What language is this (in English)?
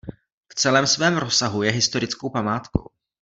Czech